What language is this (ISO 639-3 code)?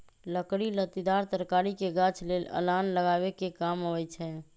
mag